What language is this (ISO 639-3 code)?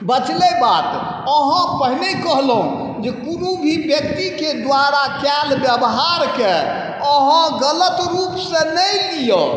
mai